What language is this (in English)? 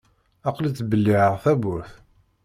Kabyle